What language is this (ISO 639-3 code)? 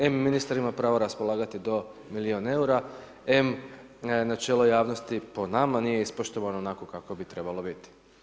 hrv